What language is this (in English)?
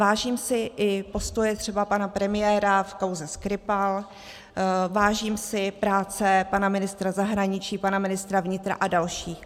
Czech